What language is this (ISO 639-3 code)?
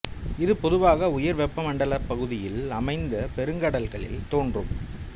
tam